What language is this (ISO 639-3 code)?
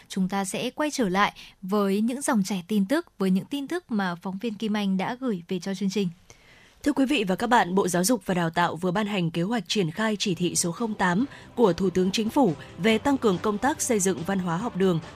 vie